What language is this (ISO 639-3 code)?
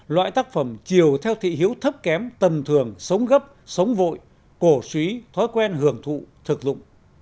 vie